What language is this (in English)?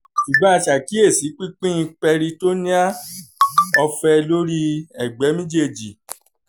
Yoruba